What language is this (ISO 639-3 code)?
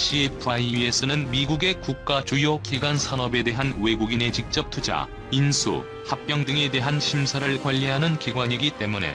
kor